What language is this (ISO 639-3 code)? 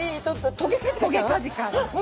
jpn